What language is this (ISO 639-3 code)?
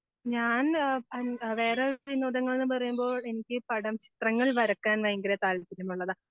mal